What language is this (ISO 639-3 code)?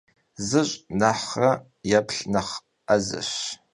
kbd